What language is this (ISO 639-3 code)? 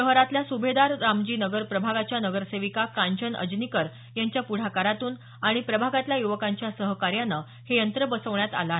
mar